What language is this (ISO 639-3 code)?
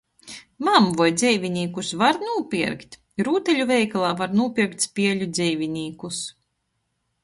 ltg